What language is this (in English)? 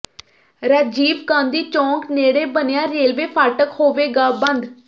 Punjabi